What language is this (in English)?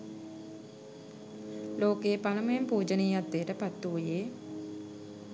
Sinhala